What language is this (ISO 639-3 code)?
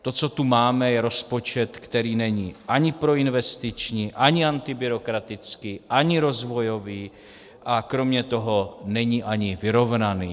ces